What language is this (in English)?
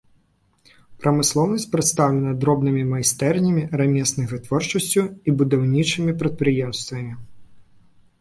Belarusian